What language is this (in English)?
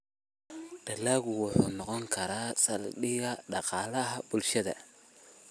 Somali